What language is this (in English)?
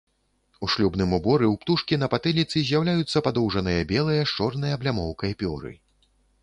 Belarusian